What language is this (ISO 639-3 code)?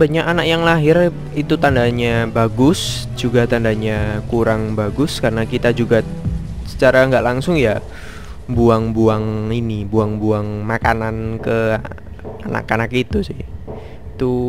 ind